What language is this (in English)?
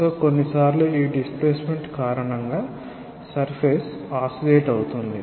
Telugu